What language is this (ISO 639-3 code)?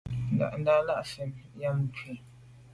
byv